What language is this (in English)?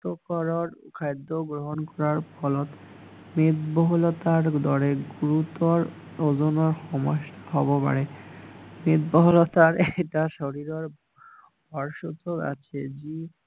Assamese